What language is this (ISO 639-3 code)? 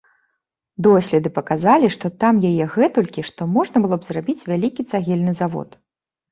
bel